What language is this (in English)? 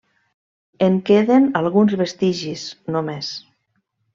Catalan